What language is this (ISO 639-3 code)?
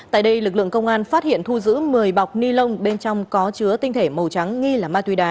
vie